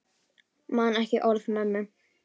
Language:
Icelandic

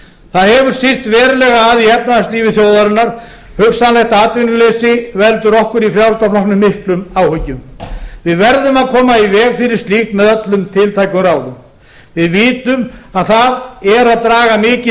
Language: Icelandic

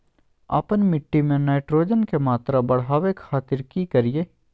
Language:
Magahi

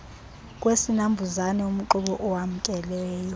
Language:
Xhosa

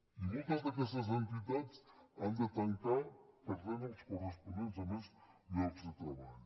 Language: Catalan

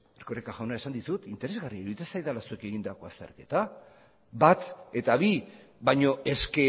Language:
Basque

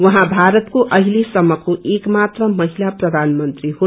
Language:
Nepali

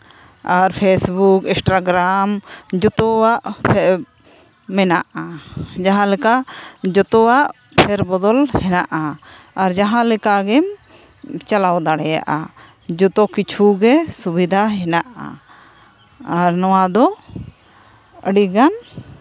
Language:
Santali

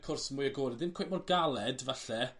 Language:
Welsh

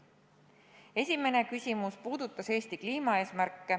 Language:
Estonian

